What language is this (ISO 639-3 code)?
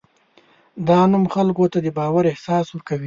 pus